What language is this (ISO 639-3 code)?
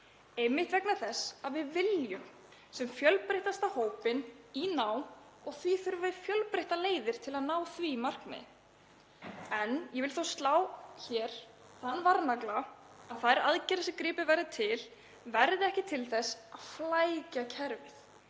isl